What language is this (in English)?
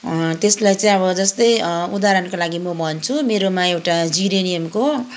Nepali